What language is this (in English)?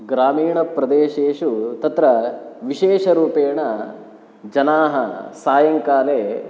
Sanskrit